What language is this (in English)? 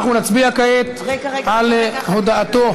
Hebrew